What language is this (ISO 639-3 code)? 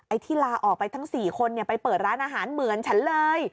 tha